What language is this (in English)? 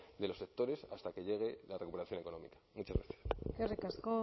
Spanish